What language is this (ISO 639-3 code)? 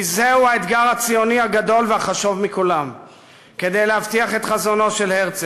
heb